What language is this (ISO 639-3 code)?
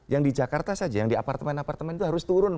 ind